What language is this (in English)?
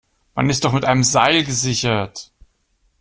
German